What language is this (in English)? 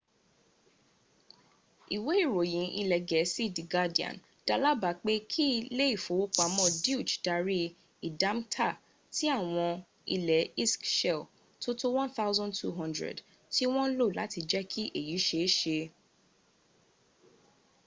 Yoruba